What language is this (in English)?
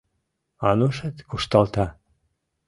Mari